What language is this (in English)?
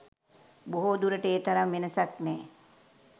Sinhala